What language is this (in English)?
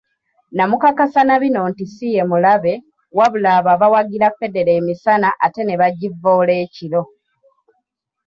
Ganda